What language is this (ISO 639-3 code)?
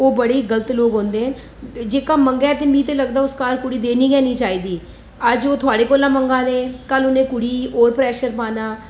doi